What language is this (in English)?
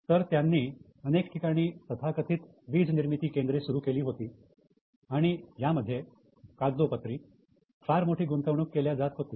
Marathi